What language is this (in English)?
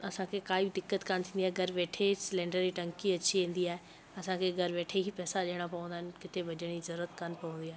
Sindhi